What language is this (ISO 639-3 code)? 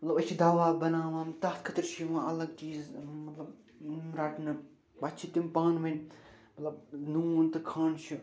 kas